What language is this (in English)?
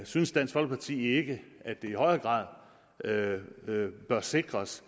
Danish